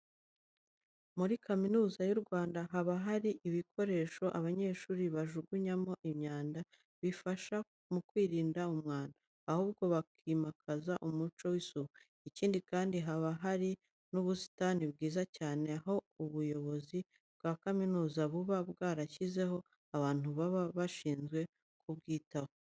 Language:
Kinyarwanda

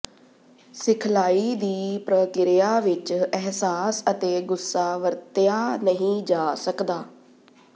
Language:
Punjabi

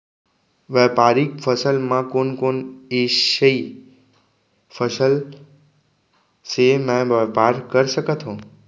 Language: Chhattisgarhi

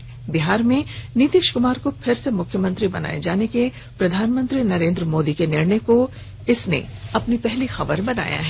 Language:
Hindi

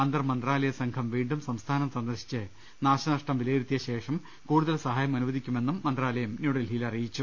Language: Malayalam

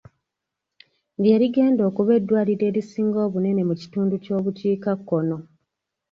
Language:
Ganda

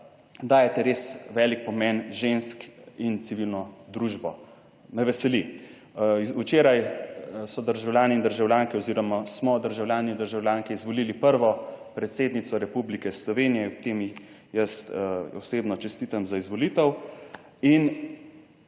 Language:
Slovenian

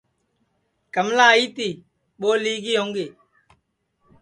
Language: Sansi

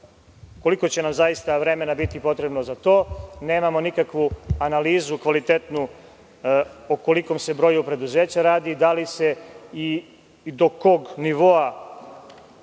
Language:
Serbian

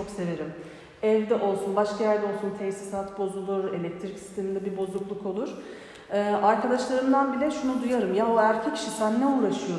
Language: Turkish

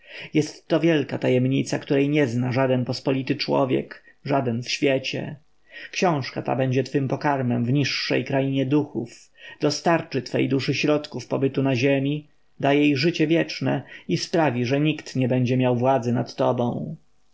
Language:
Polish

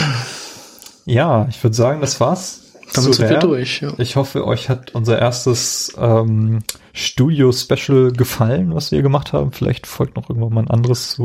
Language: German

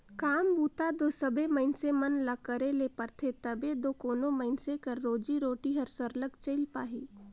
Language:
Chhattisgarhi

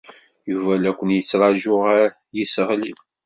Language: Kabyle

